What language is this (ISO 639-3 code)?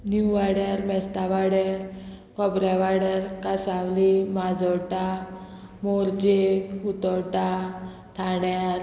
kok